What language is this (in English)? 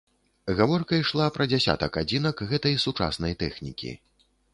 Belarusian